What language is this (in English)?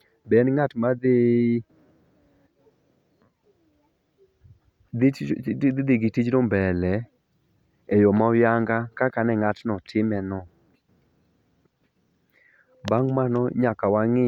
Luo (Kenya and Tanzania)